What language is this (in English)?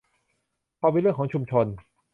Thai